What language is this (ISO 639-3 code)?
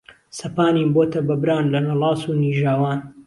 ckb